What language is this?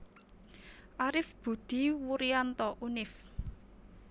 Javanese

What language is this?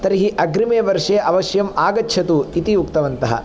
Sanskrit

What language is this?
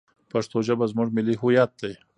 Pashto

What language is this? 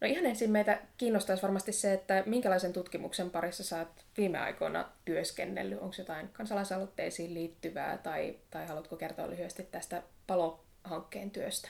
Finnish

